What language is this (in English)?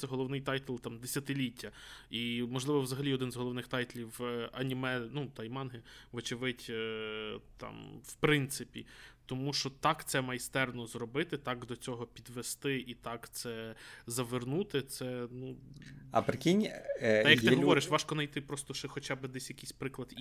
Ukrainian